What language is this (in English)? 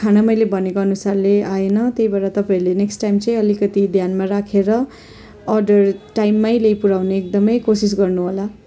Nepali